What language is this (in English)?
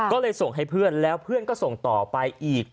Thai